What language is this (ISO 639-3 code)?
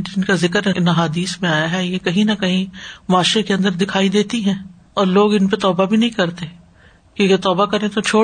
urd